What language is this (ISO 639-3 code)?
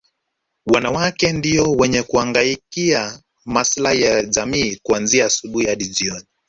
swa